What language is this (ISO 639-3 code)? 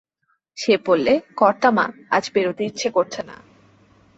ben